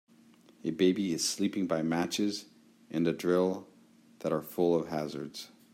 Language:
English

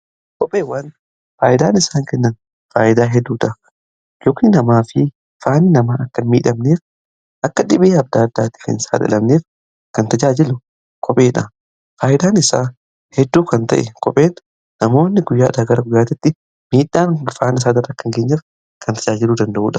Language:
Oromo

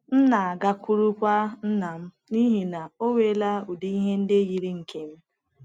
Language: Igbo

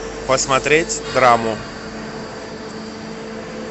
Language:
Russian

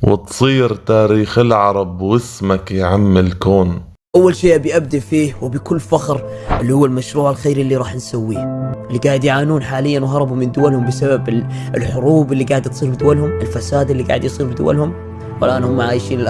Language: Arabic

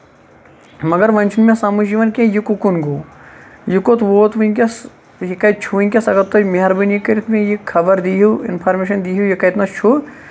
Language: Kashmiri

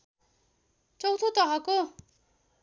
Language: Nepali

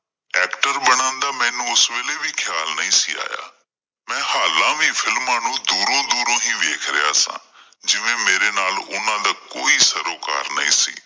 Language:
Punjabi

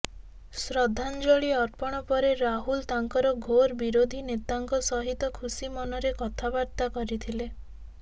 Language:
Odia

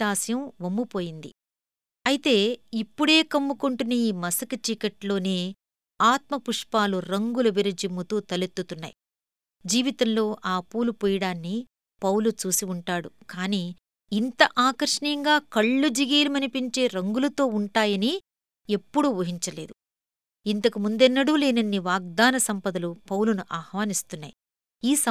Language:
Telugu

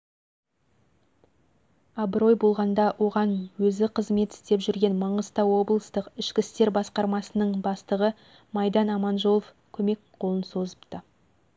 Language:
Kazakh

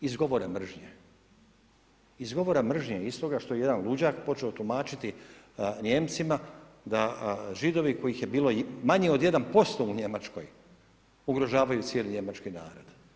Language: Croatian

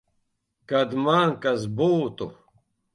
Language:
Latvian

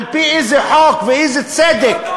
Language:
Hebrew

